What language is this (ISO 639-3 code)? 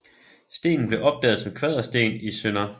dan